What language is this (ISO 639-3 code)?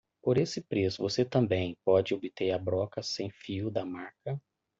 por